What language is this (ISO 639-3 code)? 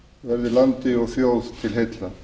isl